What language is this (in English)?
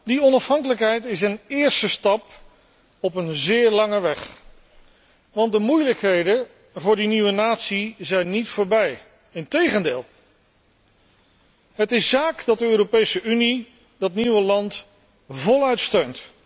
Dutch